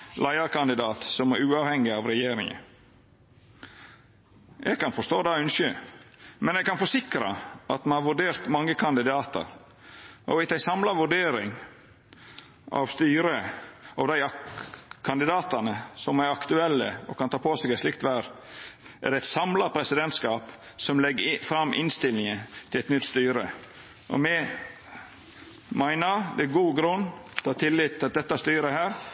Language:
Norwegian Nynorsk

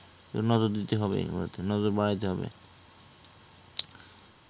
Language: Bangla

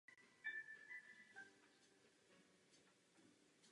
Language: Czech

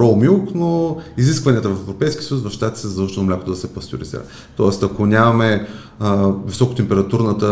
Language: Bulgarian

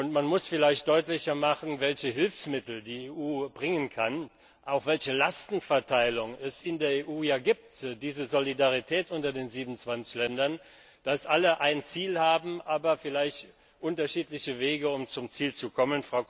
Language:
German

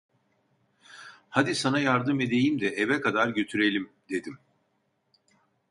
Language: Turkish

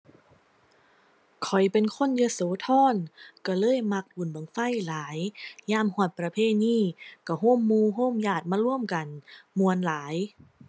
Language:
Thai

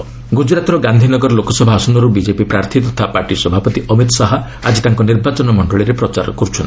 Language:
Odia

